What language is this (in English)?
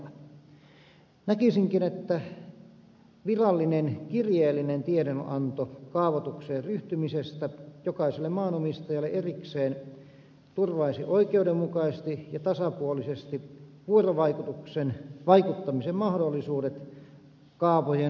Finnish